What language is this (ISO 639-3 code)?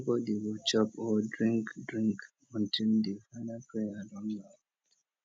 pcm